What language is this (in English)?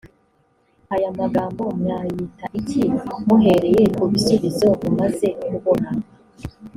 Kinyarwanda